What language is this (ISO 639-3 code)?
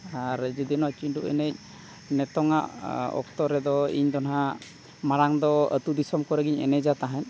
sat